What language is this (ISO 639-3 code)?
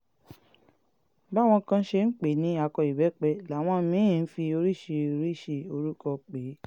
yor